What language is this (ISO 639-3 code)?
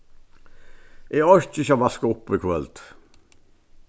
fao